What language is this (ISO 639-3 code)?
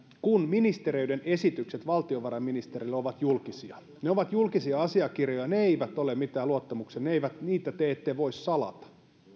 fin